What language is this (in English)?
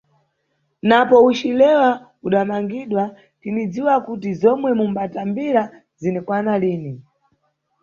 Nyungwe